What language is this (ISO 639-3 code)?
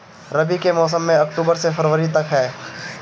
bho